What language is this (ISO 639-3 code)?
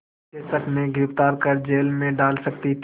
hin